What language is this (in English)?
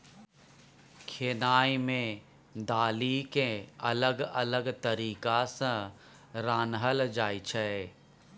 Maithili